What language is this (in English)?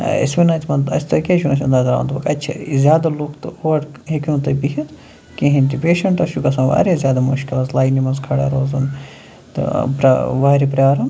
Kashmiri